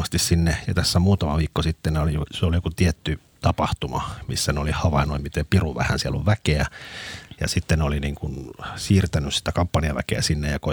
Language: Finnish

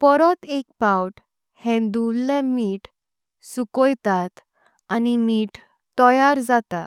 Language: Konkani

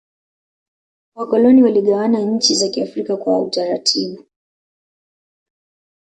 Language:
Swahili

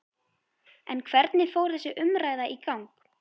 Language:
Icelandic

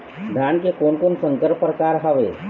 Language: Chhattisgarhi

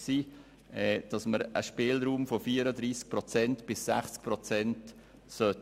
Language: Swiss German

